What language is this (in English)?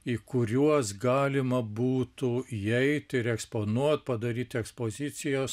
Lithuanian